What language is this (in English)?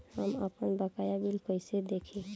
Bhojpuri